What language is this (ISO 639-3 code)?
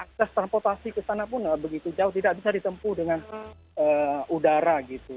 ind